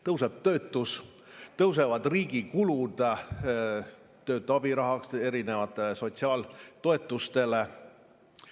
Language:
Estonian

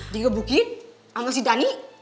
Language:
Indonesian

